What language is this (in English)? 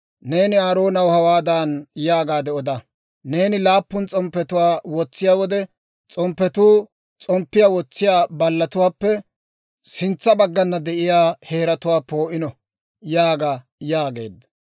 Dawro